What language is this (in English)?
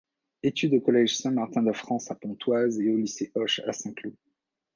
French